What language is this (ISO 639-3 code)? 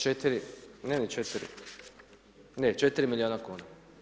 hrv